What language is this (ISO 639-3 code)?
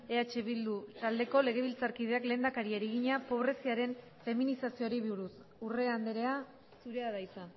eus